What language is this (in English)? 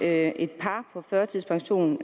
Danish